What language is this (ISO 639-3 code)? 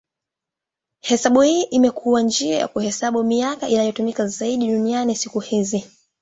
swa